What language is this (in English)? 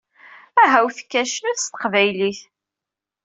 Kabyle